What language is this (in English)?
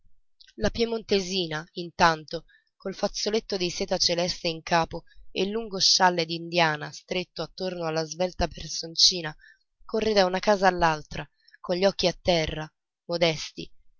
Italian